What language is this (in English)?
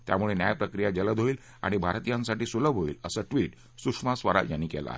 Marathi